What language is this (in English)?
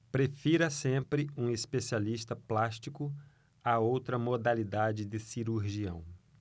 Portuguese